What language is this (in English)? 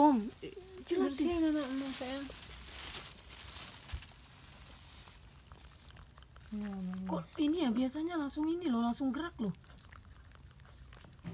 Indonesian